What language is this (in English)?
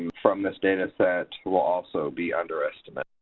English